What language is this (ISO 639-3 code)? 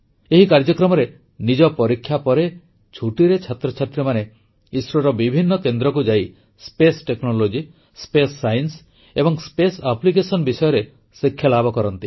ori